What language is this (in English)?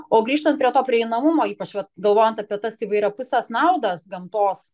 Lithuanian